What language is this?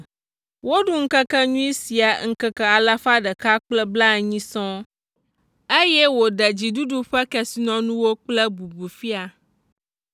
Ewe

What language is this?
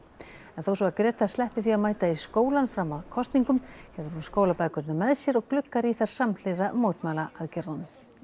Icelandic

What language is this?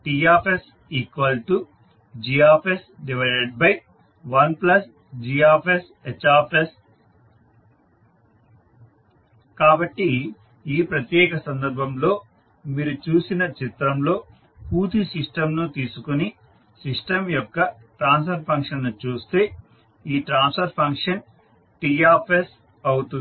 Telugu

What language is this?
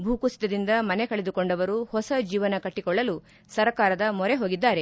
Kannada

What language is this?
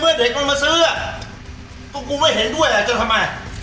Thai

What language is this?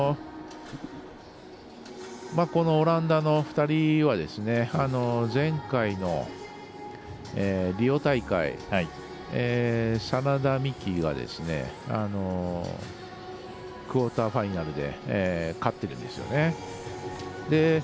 Japanese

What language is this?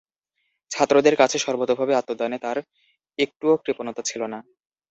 Bangla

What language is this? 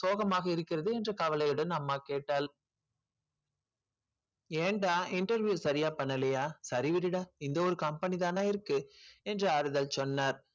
Tamil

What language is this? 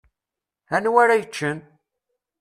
Kabyle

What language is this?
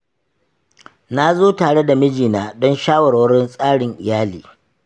Hausa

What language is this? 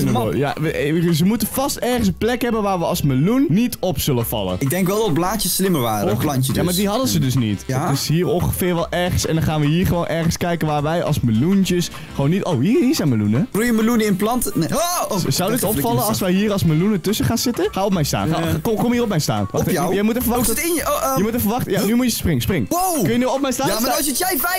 Dutch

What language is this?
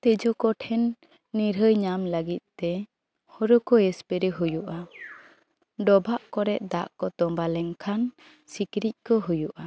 Santali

